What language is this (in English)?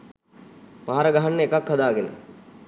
Sinhala